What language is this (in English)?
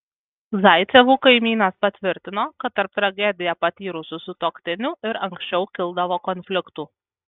Lithuanian